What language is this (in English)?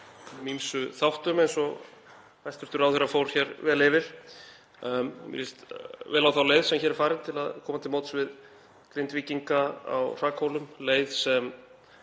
Icelandic